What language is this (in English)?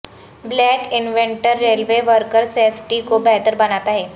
Urdu